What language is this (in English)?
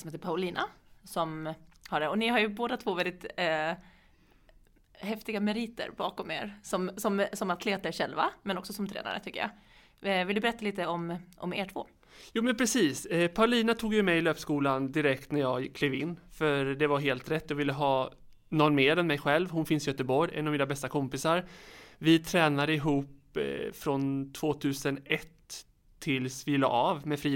Swedish